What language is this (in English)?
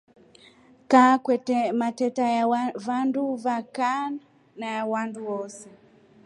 Rombo